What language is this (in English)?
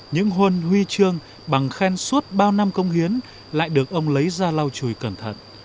Vietnamese